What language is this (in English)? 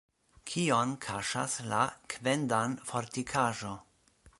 Esperanto